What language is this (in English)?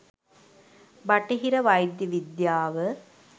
Sinhala